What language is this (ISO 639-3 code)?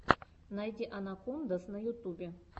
rus